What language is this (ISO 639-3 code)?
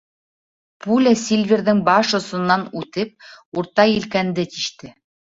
bak